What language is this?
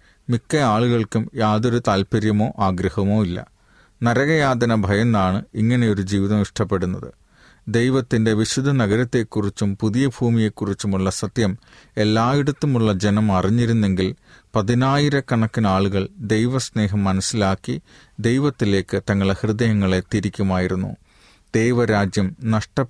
Malayalam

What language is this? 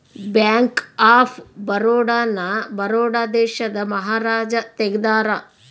Kannada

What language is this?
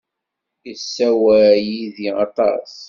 Kabyle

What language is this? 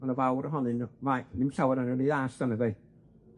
Welsh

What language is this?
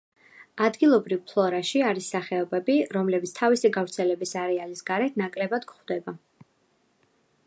Georgian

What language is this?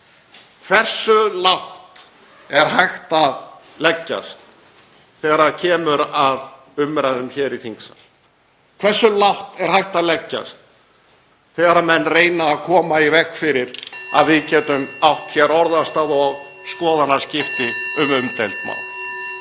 Icelandic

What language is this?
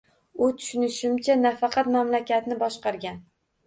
Uzbek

